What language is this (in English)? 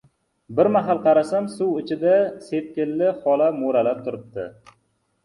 Uzbek